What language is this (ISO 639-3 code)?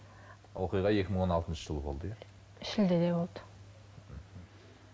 kaz